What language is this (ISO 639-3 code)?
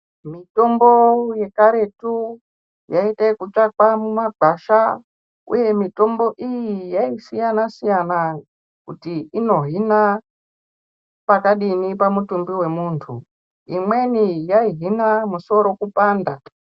ndc